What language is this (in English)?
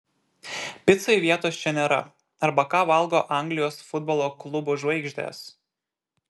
Lithuanian